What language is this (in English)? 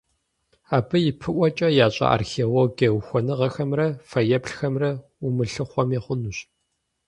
Kabardian